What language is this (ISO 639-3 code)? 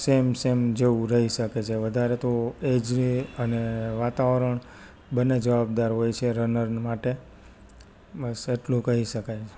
guj